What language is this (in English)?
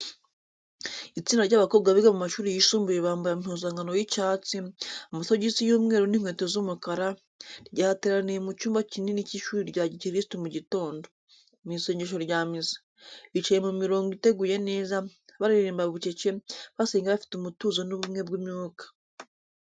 Kinyarwanda